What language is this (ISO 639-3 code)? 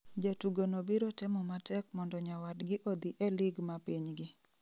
luo